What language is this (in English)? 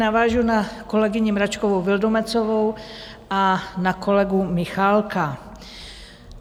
Czech